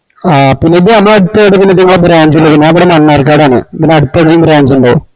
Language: Malayalam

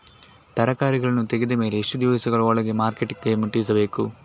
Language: Kannada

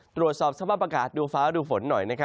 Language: Thai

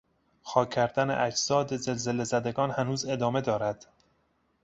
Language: Persian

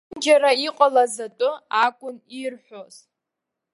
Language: Abkhazian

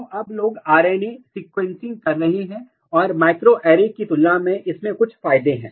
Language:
Hindi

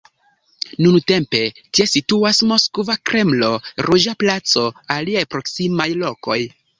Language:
Esperanto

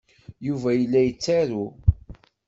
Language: Kabyle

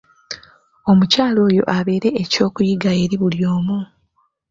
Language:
Ganda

